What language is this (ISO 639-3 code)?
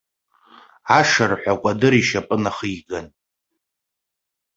abk